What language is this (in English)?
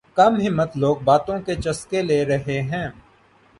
Urdu